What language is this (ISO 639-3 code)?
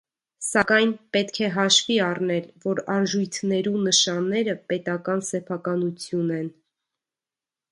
hye